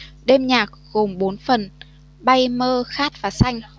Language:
Vietnamese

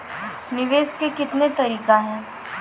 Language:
Maithili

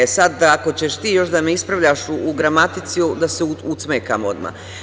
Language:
Serbian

